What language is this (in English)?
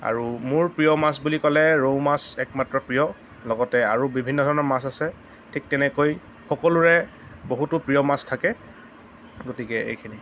Assamese